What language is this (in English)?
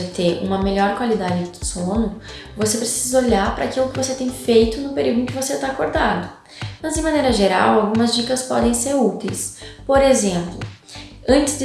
Portuguese